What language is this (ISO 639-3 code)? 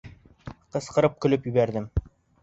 bak